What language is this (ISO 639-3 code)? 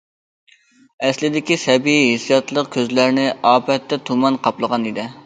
uig